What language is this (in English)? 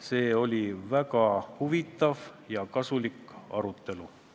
Estonian